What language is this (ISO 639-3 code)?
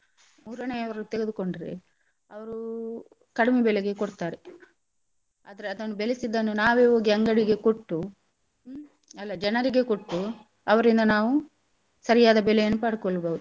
kan